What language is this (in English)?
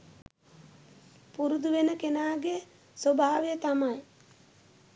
Sinhala